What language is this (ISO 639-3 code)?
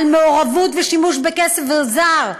heb